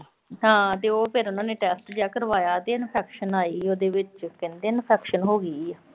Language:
Punjabi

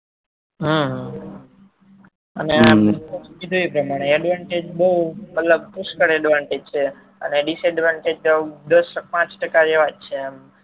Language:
Gujarati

